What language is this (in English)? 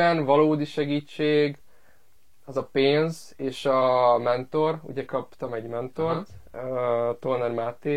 Hungarian